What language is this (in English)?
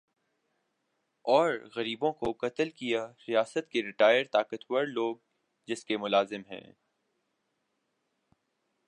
Urdu